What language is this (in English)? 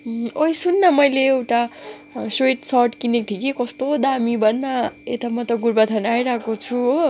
Nepali